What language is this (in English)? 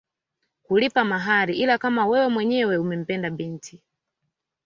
Swahili